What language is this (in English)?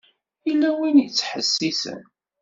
Kabyle